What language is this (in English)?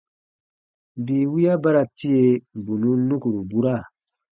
Baatonum